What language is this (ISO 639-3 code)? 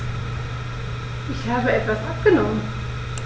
deu